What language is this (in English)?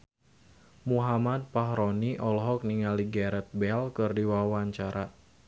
Sundanese